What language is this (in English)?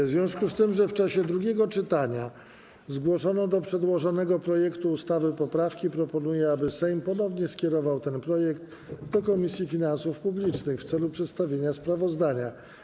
Polish